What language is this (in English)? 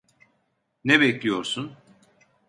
Turkish